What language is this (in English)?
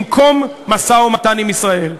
Hebrew